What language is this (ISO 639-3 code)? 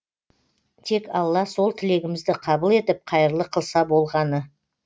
kaz